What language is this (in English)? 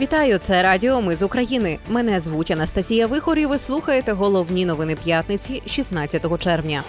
Ukrainian